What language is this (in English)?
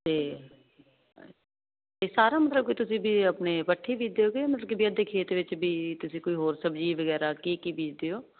Punjabi